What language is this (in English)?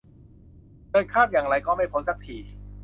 Thai